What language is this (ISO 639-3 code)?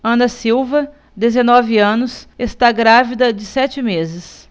por